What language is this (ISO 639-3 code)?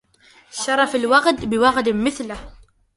ara